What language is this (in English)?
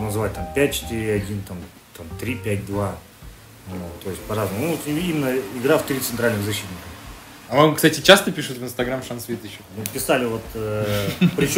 Russian